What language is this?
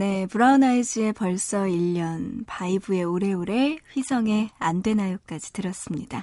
Korean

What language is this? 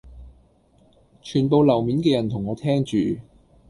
Cantonese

